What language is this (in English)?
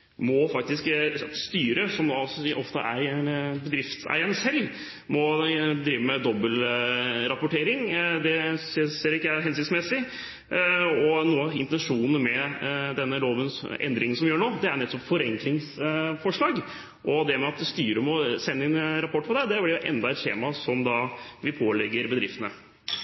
Norwegian Bokmål